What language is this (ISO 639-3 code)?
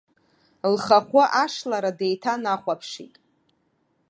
abk